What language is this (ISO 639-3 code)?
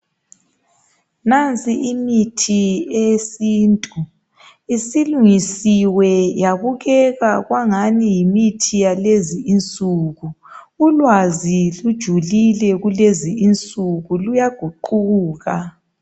nde